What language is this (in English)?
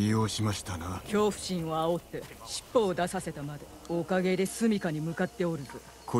German